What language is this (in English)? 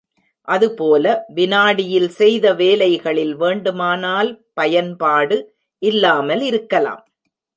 Tamil